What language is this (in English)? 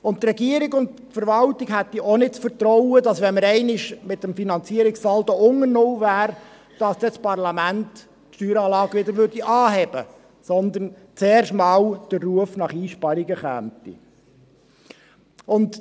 Swiss German